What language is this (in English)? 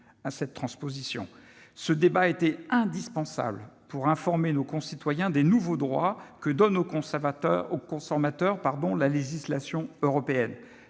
French